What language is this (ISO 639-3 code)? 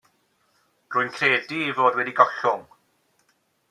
cym